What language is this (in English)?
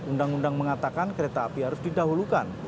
Indonesian